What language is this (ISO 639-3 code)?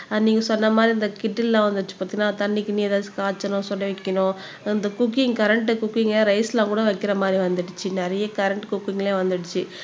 tam